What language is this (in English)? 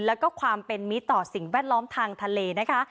Thai